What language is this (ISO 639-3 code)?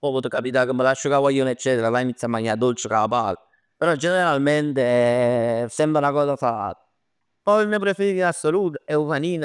nap